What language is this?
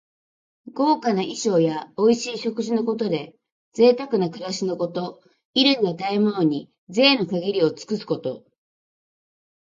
Japanese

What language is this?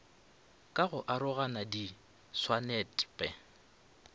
Northern Sotho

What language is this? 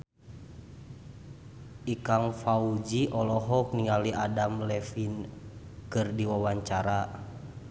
Sundanese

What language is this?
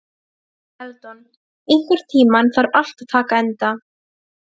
Icelandic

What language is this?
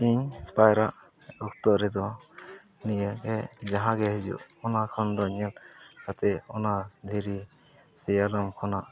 Santali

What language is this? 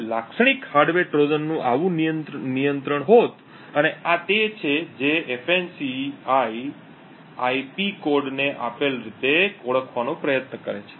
Gujarati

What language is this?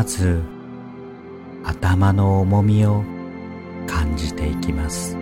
Japanese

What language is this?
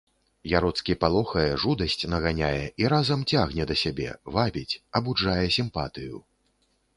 Belarusian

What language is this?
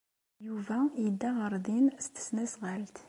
Kabyle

